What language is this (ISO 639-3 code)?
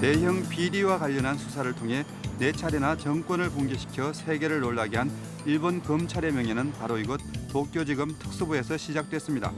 kor